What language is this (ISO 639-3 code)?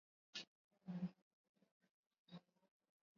swa